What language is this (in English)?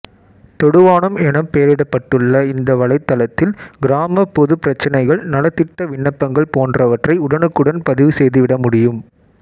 Tamil